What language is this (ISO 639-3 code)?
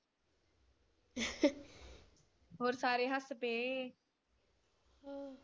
pan